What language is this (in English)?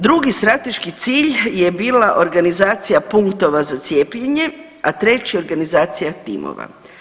Croatian